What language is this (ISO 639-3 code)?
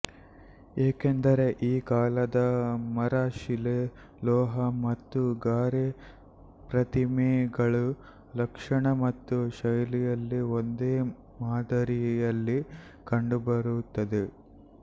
kan